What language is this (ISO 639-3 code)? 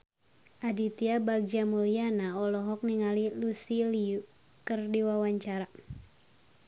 sun